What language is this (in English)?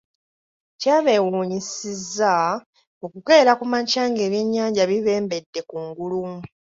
Ganda